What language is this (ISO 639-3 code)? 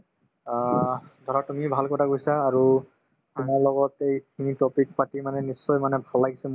asm